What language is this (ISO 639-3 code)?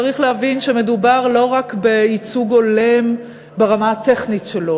heb